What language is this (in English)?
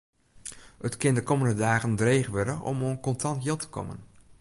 Western Frisian